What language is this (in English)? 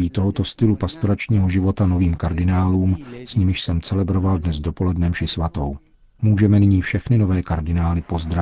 Czech